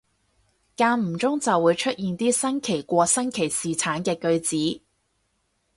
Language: Cantonese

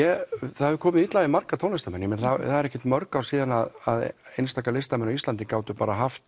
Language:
Icelandic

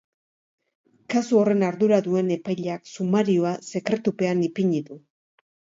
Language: Basque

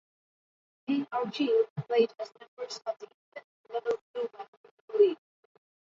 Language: English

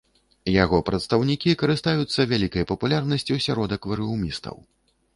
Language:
Belarusian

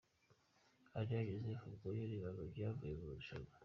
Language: Kinyarwanda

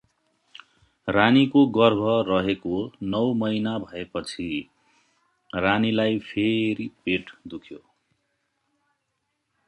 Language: Nepali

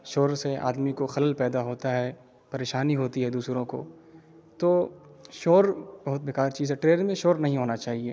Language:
Urdu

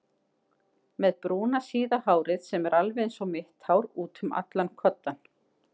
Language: Icelandic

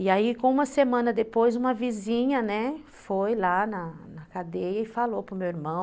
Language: Portuguese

